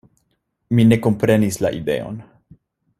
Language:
Esperanto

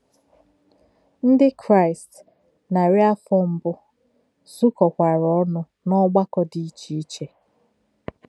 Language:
Igbo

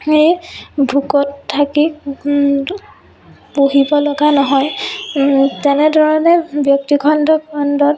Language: Assamese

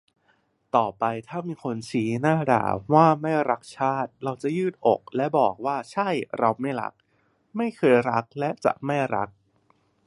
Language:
Thai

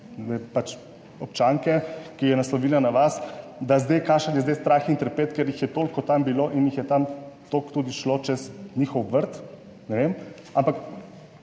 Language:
Slovenian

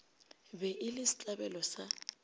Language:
Northern Sotho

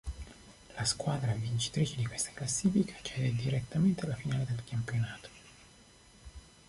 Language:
Italian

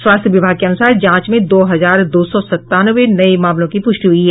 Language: Hindi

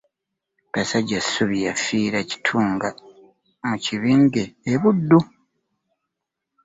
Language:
Ganda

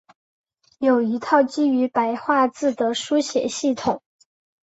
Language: Chinese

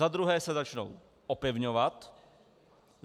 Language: Czech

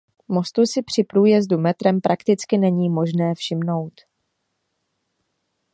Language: Czech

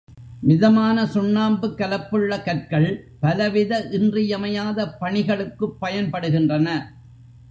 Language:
Tamil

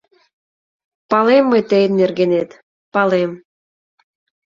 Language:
Mari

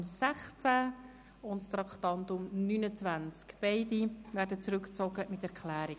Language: Swiss German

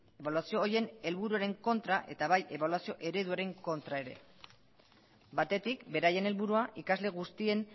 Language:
Basque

